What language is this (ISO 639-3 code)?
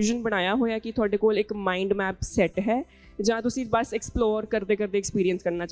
pan